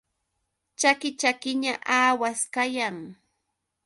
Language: Yauyos Quechua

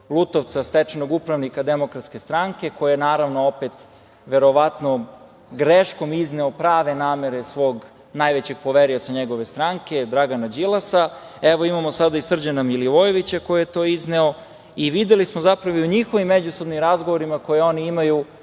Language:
Serbian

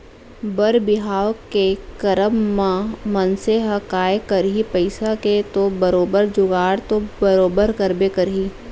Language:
Chhattisgarhi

